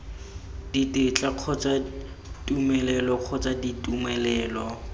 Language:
Tswana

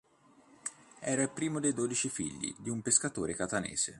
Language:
Italian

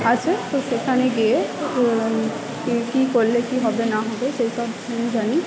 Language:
Bangla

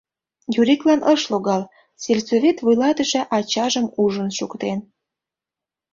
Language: Mari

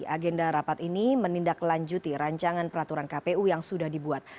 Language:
Indonesian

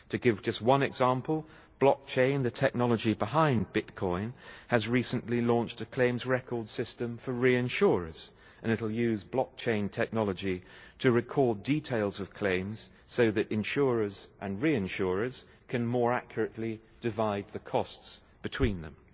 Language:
English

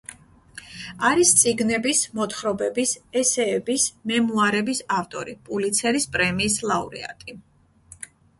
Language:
Georgian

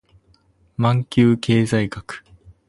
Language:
Japanese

